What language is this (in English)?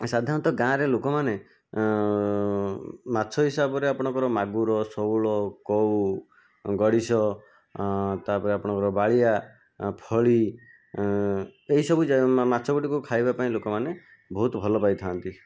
Odia